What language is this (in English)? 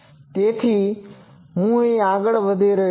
Gujarati